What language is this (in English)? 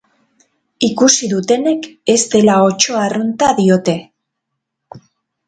Basque